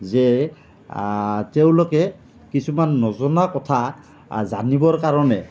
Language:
Assamese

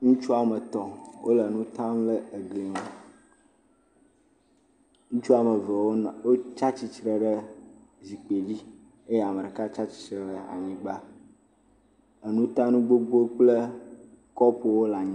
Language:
Ewe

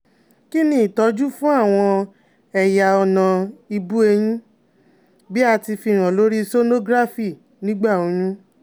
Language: Yoruba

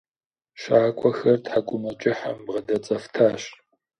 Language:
Kabardian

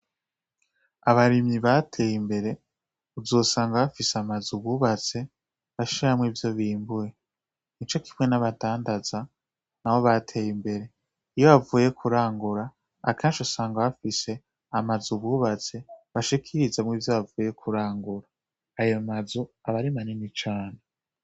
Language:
Rundi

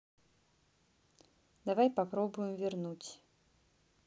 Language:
Russian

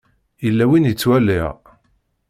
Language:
Kabyle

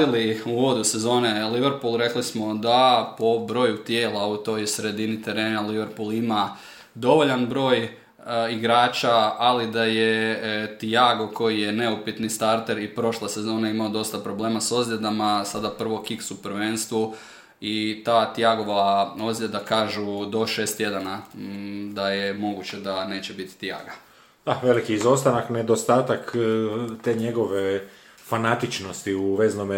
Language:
Croatian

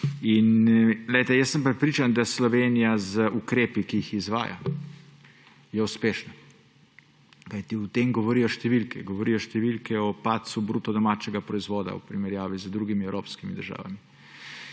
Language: Slovenian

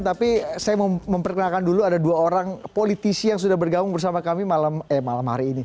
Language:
Indonesian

